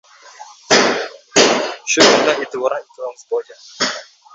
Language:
Uzbek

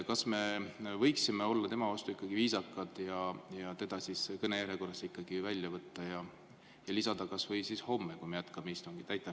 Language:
Estonian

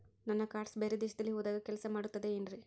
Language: Kannada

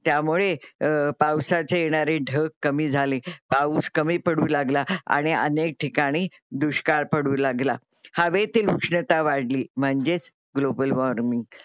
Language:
Marathi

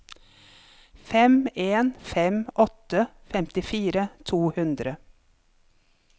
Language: Norwegian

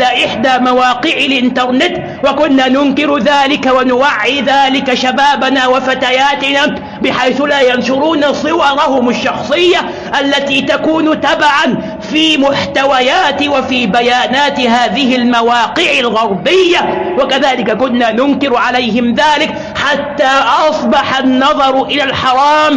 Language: Arabic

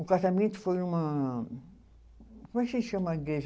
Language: Portuguese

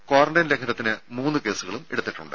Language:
Malayalam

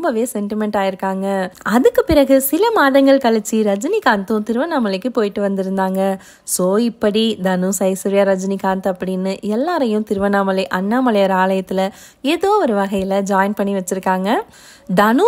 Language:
Tamil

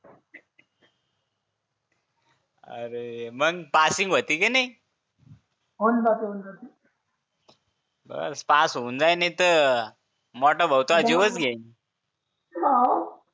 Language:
Marathi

